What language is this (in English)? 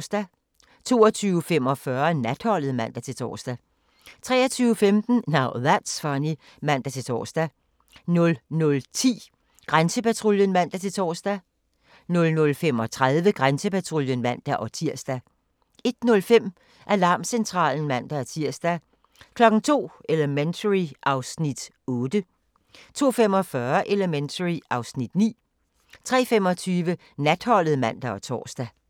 Danish